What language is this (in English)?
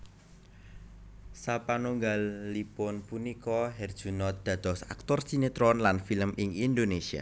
Javanese